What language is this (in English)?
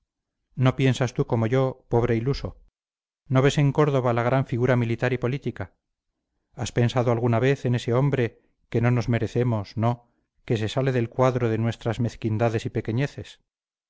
Spanish